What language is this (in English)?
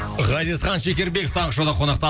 Kazakh